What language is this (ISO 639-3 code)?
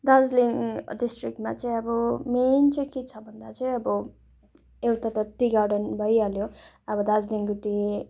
nep